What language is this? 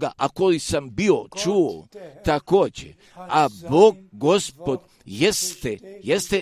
Croatian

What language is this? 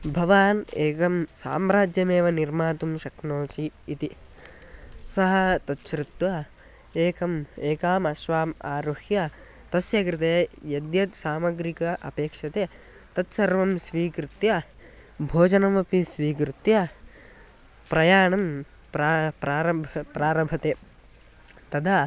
Sanskrit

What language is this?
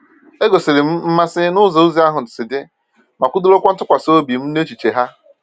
Igbo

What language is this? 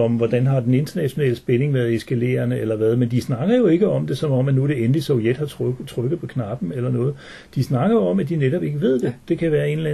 Danish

